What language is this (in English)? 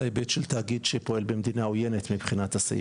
Hebrew